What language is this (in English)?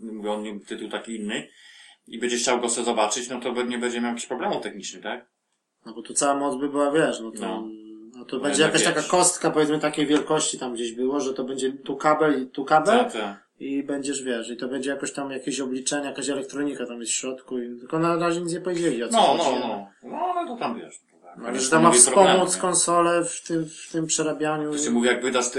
Polish